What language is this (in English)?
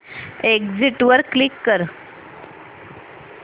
Marathi